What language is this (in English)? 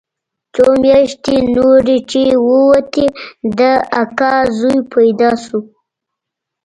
Pashto